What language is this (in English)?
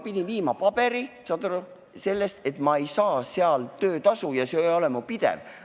Estonian